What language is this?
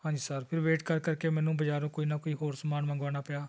Punjabi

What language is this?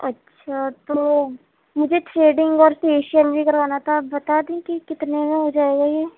Urdu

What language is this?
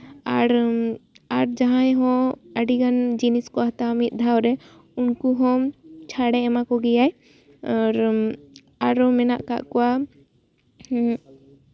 Santali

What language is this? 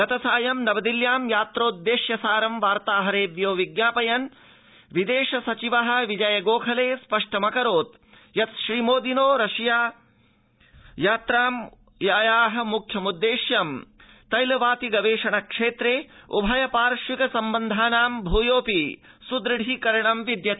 Sanskrit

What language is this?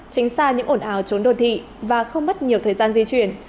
Vietnamese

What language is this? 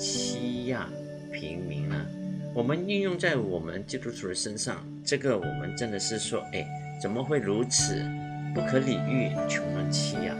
Chinese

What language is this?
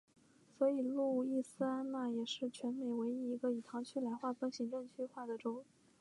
Chinese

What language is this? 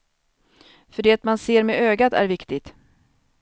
Swedish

